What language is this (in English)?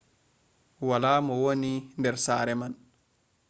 Fula